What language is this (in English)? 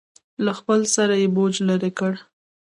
Pashto